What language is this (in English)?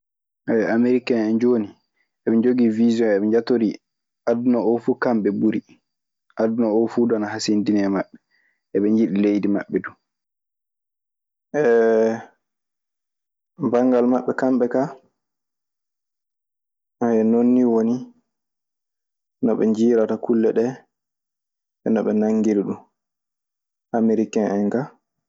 Maasina Fulfulde